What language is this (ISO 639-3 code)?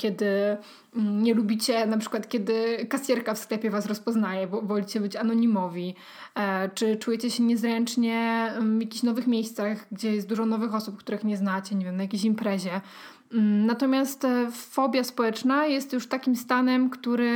pol